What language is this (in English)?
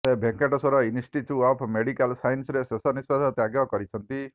Odia